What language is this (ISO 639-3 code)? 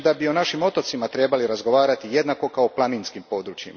hrv